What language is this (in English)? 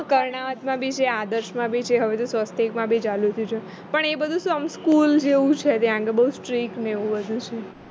Gujarati